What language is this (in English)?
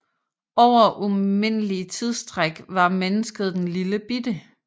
Danish